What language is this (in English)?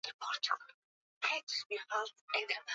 Swahili